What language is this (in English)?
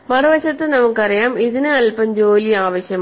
Malayalam